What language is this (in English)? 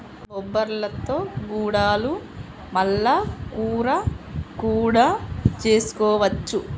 Telugu